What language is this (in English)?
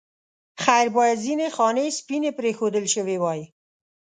Pashto